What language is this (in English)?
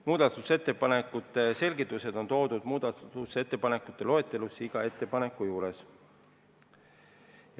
Estonian